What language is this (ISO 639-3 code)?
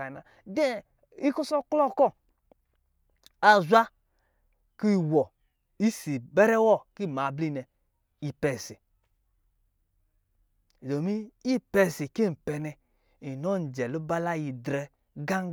mgi